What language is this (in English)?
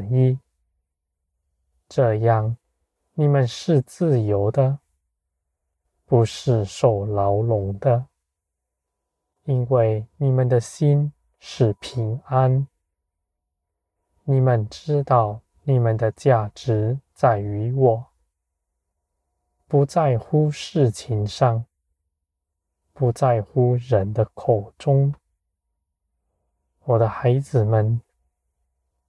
Chinese